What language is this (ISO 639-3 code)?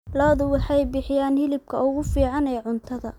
som